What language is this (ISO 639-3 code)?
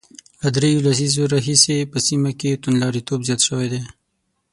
pus